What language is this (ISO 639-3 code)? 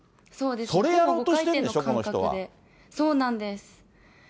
jpn